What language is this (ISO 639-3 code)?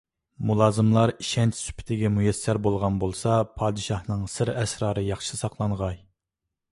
uig